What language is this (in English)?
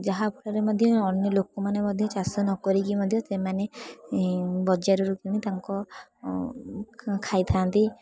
Odia